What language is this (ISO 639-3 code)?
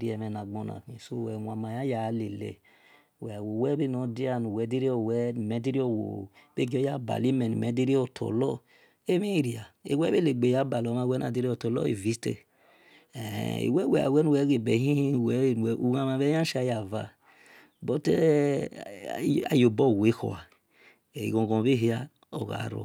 ish